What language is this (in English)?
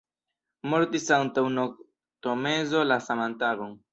Esperanto